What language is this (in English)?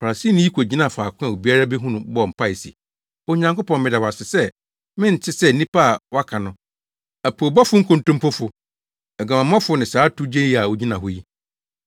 Akan